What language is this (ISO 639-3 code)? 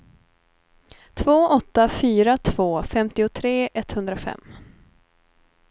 swe